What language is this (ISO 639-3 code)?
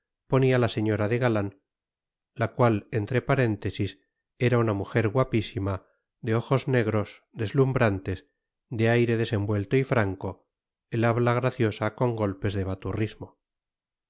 spa